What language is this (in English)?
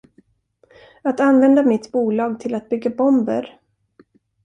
Swedish